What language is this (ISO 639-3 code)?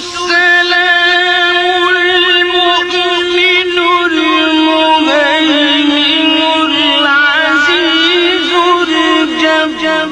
ara